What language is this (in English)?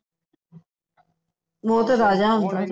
Punjabi